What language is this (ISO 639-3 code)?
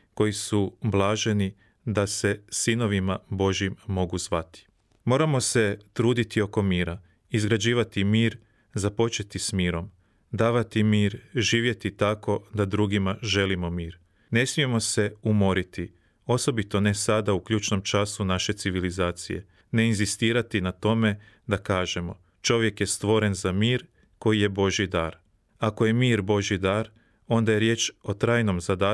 hrv